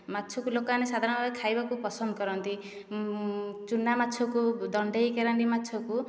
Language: Odia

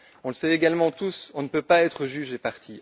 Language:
French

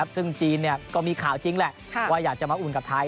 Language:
Thai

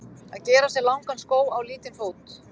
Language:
Icelandic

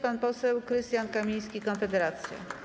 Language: Polish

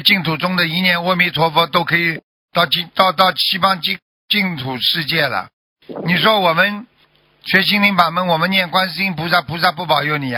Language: Chinese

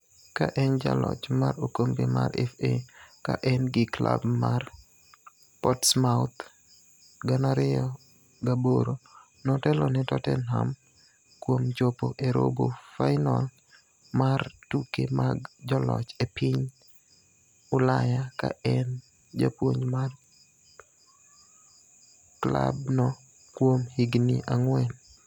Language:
Luo (Kenya and Tanzania)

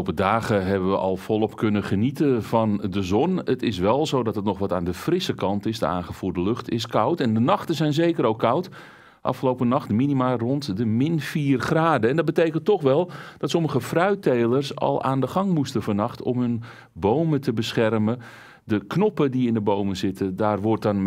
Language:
Dutch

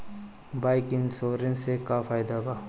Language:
Bhojpuri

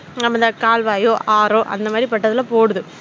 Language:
Tamil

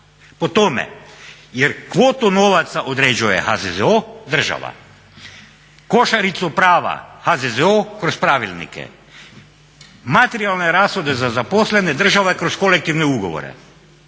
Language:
Croatian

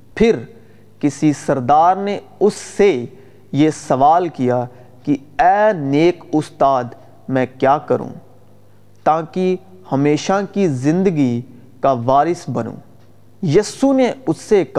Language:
Urdu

